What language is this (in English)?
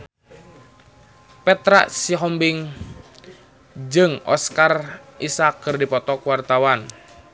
Sundanese